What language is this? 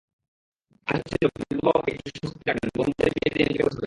Bangla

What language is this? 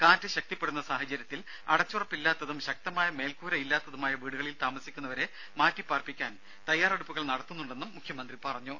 Malayalam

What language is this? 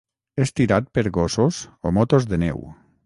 Catalan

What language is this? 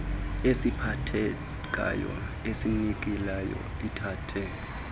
Xhosa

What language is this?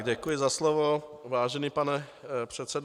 Czech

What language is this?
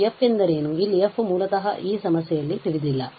Kannada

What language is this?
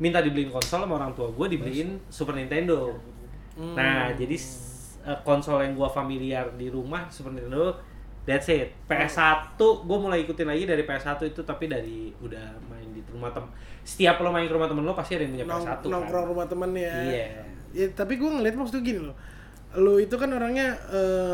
Indonesian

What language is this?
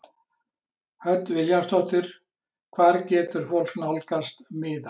Icelandic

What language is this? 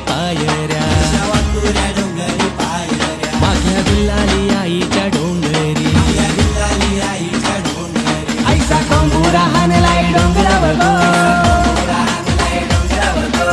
English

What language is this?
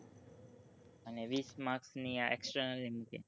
Gujarati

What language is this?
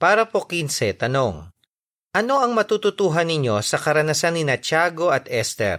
Filipino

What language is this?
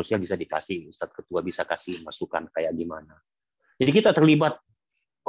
Indonesian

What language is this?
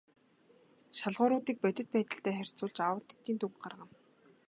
Mongolian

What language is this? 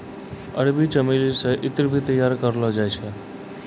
Maithili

